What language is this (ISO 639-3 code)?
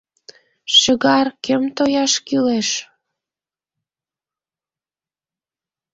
chm